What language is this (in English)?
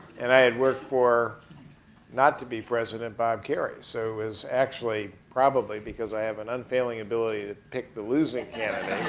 English